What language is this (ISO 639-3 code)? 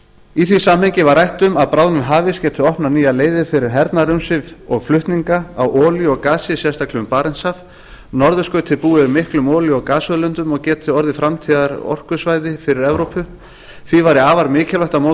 isl